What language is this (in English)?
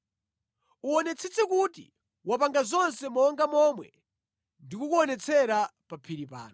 Nyanja